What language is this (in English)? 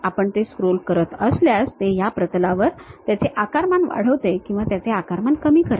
Marathi